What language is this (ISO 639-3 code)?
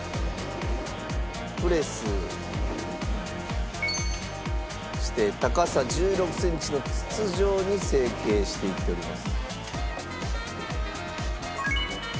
jpn